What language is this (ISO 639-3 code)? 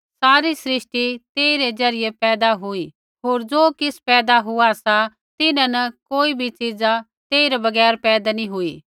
kfx